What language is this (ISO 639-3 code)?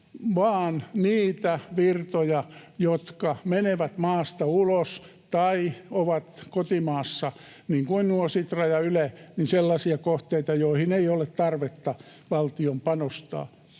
fin